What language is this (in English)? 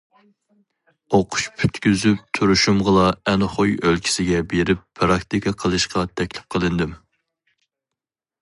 Uyghur